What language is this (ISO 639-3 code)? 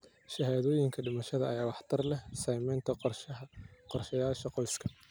som